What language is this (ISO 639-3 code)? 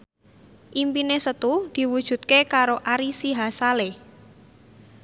jav